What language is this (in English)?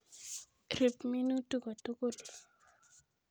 Kalenjin